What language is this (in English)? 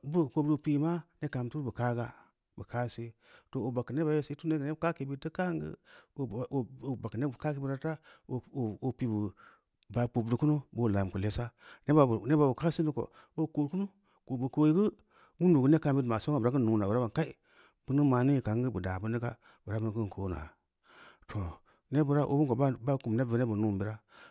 Samba Leko